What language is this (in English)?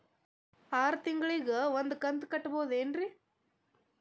Kannada